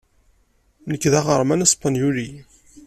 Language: Kabyle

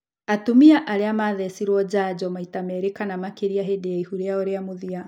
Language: Kikuyu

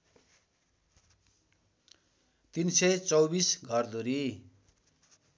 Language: Nepali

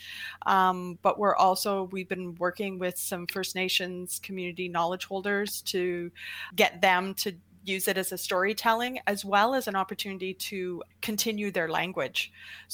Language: English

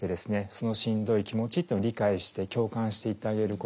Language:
Japanese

